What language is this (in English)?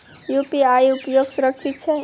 Maithili